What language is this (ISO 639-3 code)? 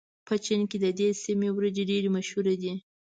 pus